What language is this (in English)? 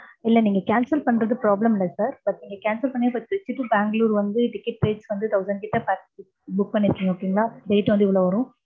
Tamil